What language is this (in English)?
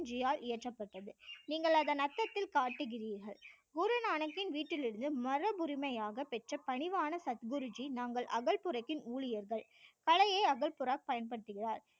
Tamil